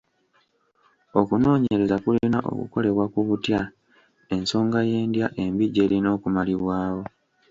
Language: Ganda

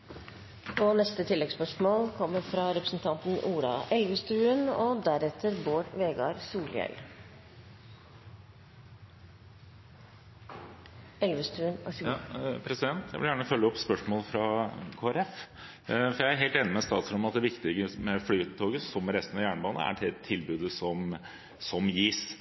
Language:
Norwegian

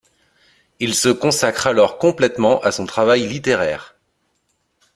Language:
French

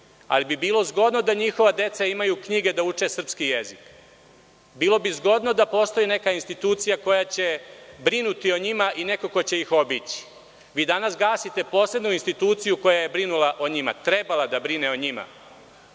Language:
Serbian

